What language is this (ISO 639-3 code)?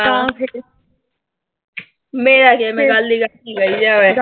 pan